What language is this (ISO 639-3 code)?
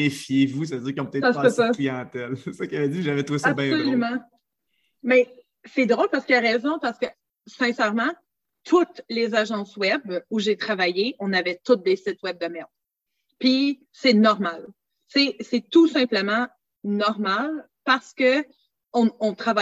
fra